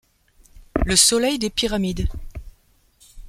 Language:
French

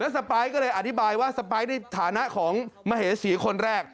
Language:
Thai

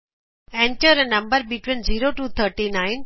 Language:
Punjabi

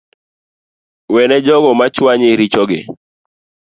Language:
Luo (Kenya and Tanzania)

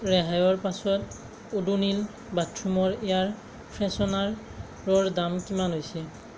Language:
Assamese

